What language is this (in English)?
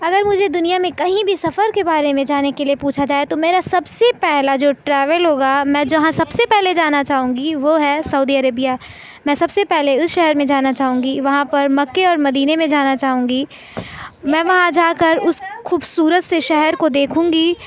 Urdu